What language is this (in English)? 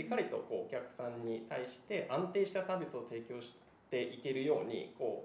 Japanese